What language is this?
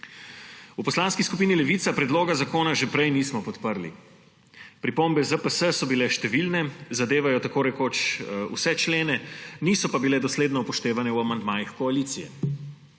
Slovenian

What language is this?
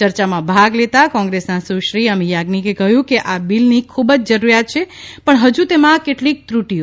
Gujarati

